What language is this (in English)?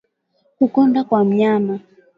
Swahili